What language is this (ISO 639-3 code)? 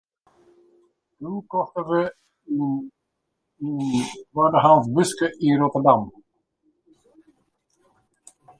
fry